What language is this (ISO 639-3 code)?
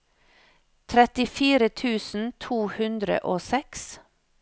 nor